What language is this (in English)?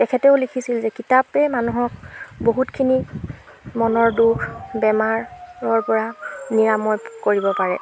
Assamese